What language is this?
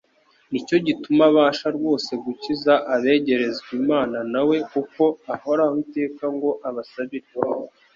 Kinyarwanda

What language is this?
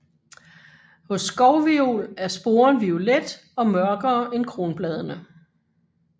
Danish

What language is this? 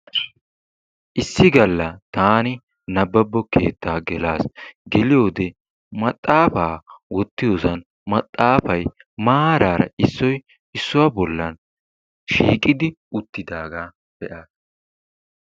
Wolaytta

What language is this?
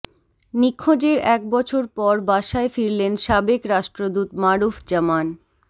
Bangla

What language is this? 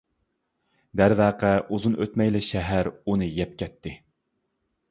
Uyghur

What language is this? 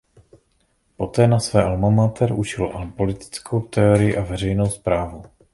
Czech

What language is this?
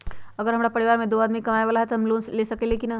Magahi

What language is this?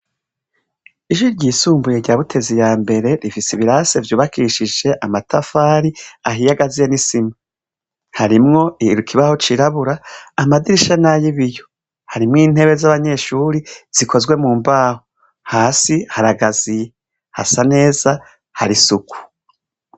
Rundi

